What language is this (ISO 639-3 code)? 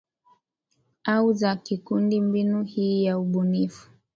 swa